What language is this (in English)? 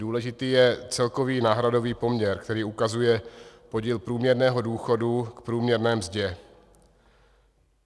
Czech